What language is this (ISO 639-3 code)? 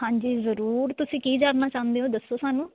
pan